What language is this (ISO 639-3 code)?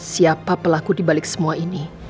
ind